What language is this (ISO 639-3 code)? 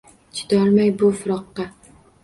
uzb